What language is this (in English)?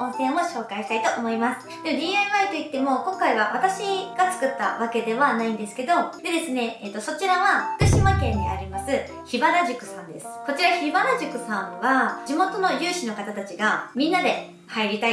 Japanese